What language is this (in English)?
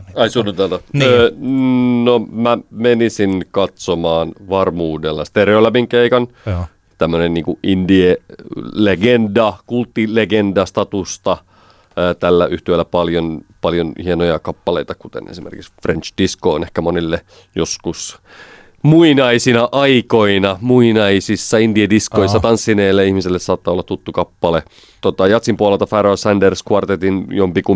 Finnish